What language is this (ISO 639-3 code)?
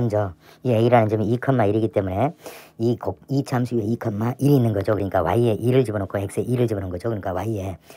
kor